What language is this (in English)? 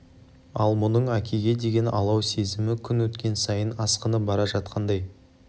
Kazakh